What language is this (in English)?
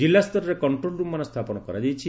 Odia